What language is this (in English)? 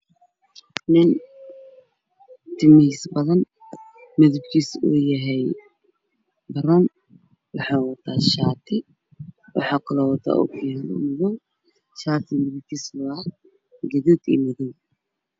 Somali